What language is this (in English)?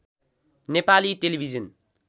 Nepali